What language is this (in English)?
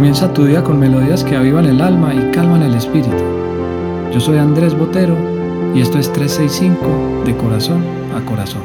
Spanish